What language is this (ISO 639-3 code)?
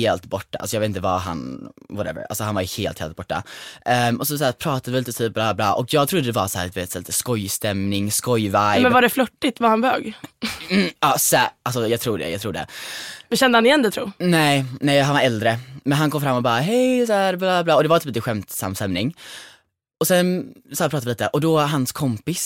swe